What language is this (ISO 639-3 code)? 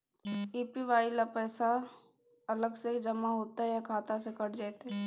mai